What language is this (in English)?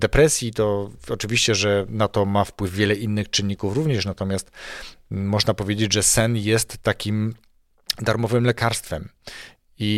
Polish